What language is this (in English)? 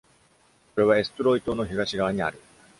Japanese